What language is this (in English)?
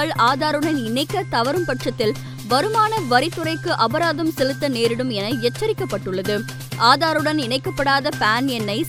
Tamil